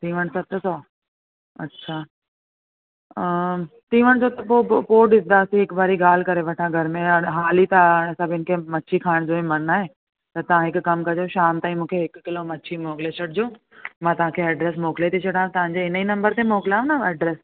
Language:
Sindhi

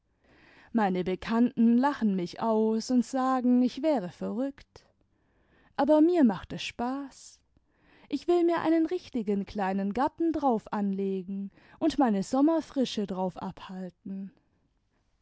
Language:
German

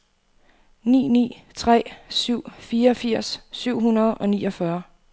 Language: Danish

